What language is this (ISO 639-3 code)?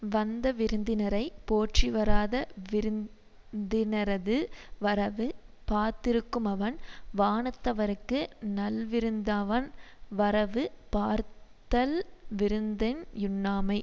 tam